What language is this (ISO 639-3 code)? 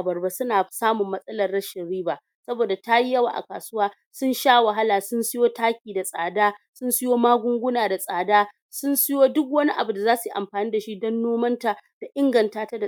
hau